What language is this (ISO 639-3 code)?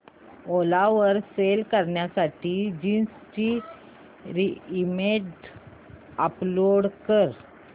mar